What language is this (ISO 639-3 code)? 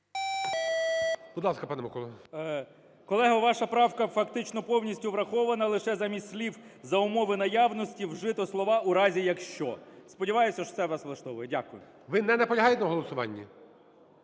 ukr